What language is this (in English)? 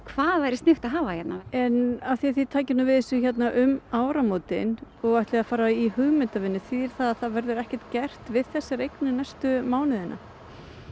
Icelandic